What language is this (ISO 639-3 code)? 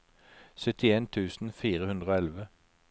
nor